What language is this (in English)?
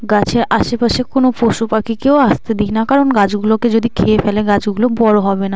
Bangla